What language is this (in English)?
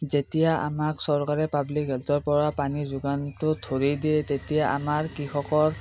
Assamese